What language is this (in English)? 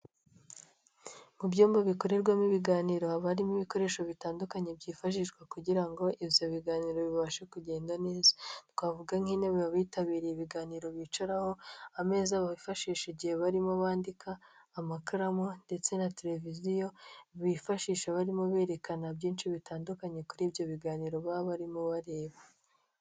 Kinyarwanda